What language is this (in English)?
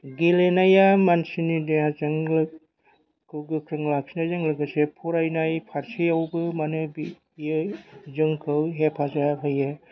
Bodo